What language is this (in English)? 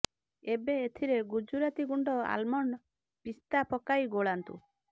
Odia